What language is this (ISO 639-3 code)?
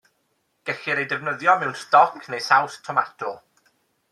cym